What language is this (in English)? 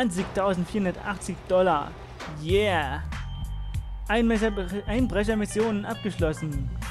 German